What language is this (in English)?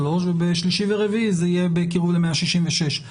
Hebrew